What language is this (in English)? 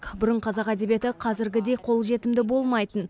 Kazakh